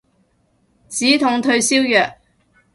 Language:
Cantonese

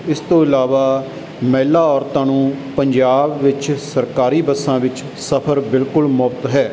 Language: Punjabi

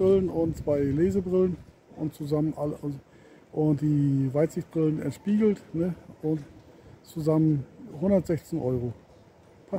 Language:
German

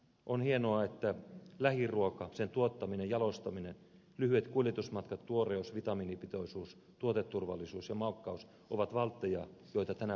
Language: Finnish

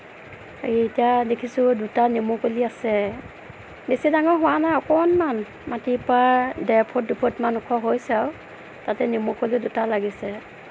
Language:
Assamese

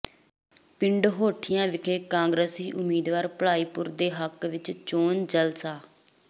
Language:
Punjabi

